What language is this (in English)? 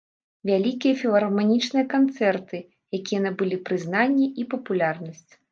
Belarusian